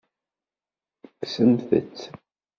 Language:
Kabyle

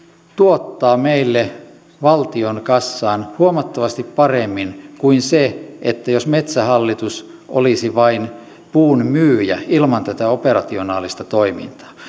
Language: Finnish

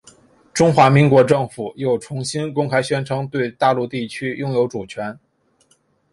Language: Chinese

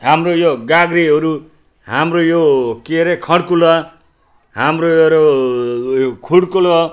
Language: Nepali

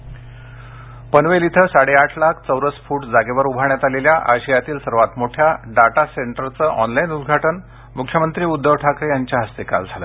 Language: Marathi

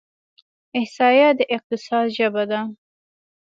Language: Pashto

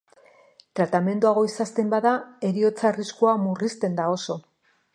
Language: Basque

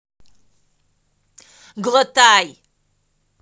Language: Russian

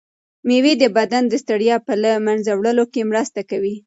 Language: Pashto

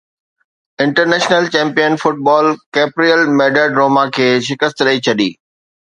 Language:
Sindhi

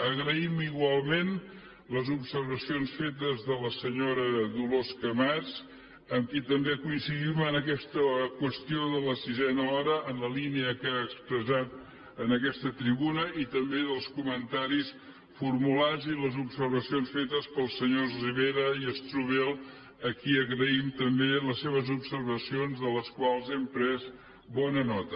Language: Catalan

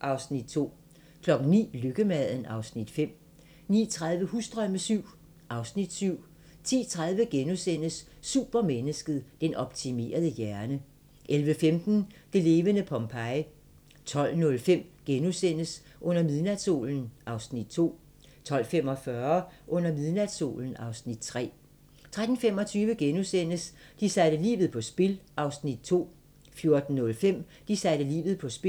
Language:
Danish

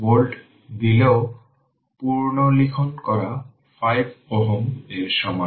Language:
Bangla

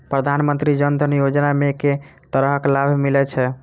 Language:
Maithili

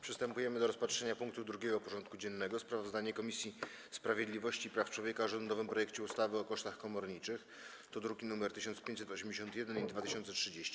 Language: Polish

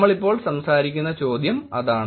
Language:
Malayalam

